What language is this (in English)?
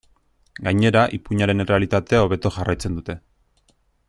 Basque